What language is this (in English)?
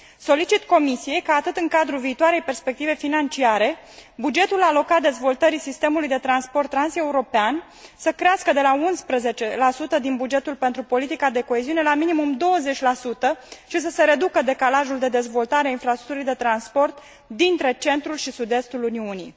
Romanian